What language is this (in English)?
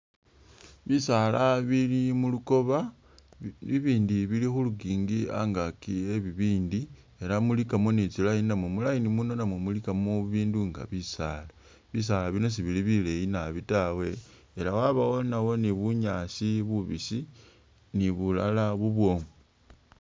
Masaaba